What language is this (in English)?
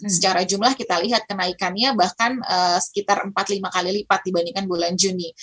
Indonesian